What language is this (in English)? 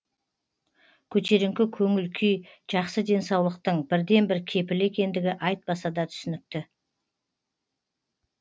Kazakh